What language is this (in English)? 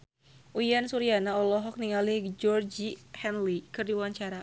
Sundanese